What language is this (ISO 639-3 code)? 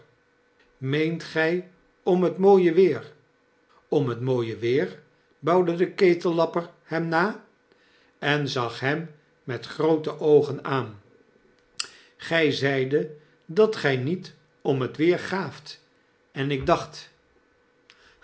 nld